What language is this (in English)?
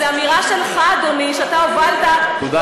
Hebrew